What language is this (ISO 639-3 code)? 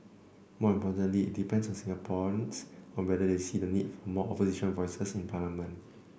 eng